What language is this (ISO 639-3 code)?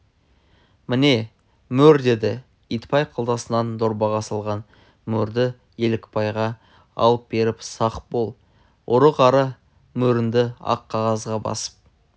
kaz